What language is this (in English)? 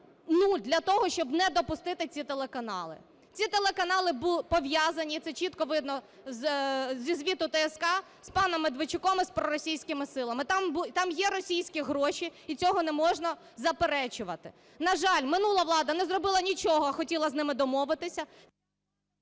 Ukrainian